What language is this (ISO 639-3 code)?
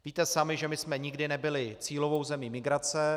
ces